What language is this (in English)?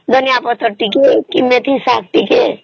Odia